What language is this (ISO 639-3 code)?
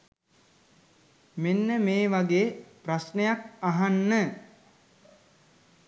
sin